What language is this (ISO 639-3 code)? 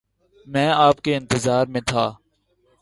urd